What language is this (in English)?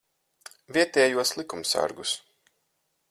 Latvian